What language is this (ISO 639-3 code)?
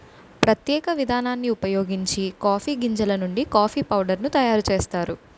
tel